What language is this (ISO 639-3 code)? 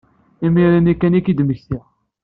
kab